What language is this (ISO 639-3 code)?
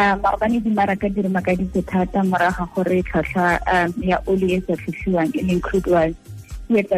swa